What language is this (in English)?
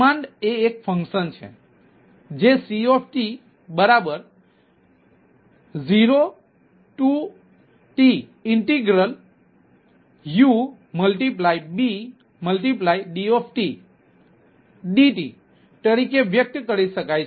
Gujarati